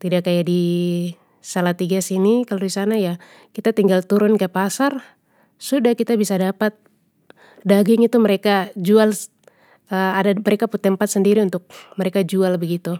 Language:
Papuan Malay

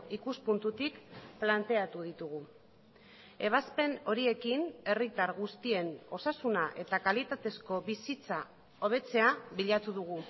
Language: Basque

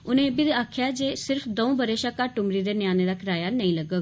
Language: Dogri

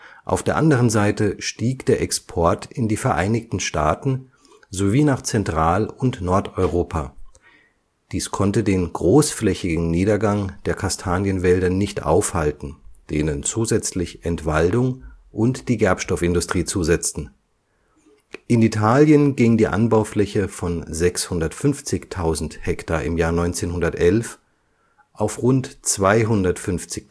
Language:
German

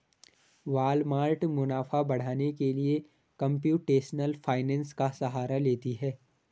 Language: Hindi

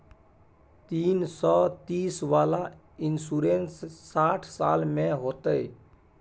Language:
Maithili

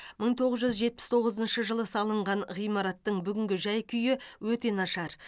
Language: Kazakh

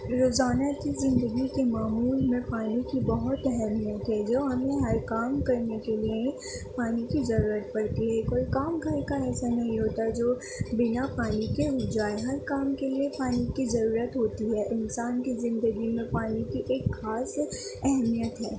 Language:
Urdu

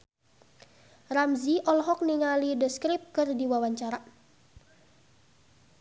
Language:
Sundanese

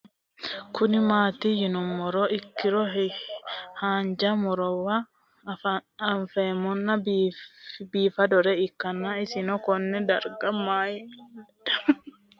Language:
Sidamo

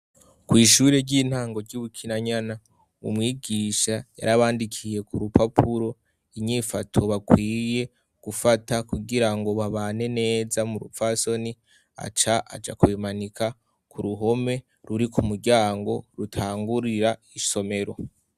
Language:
Rundi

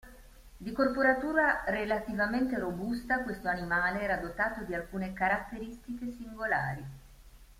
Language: Italian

